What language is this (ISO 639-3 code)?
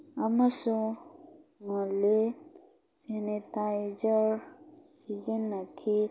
mni